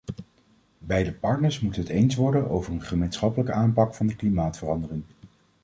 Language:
Dutch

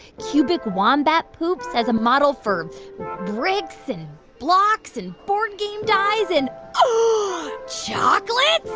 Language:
English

